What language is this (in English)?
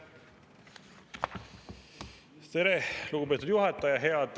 Estonian